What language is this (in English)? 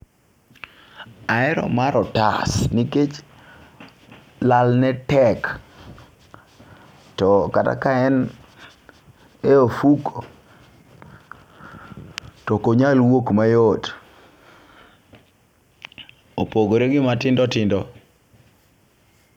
Luo (Kenya and Tanzania)